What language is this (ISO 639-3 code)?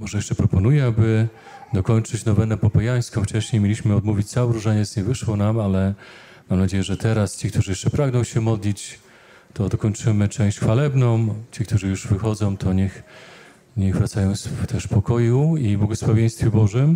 pol